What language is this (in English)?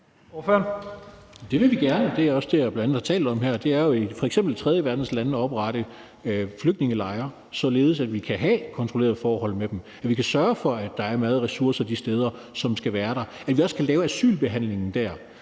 Danish